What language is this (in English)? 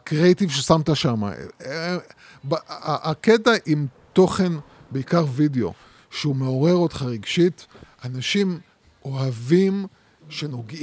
Hebrew